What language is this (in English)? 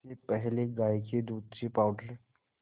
Hindi